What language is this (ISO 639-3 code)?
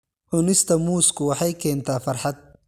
som